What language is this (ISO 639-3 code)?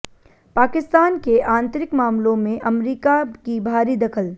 hin